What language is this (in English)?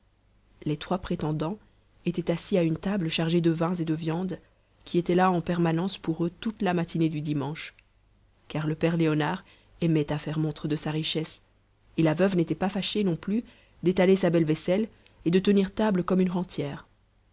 French